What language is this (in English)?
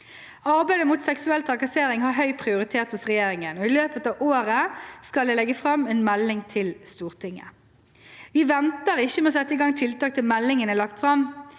Norwegian